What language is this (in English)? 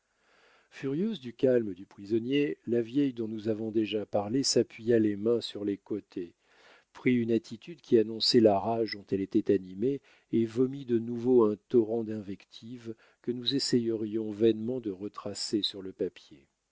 French